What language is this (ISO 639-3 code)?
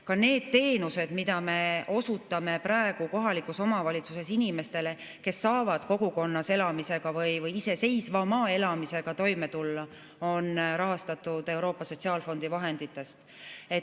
est